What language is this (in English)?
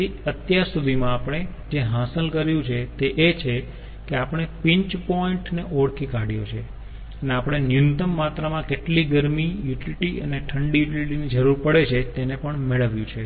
Gujarati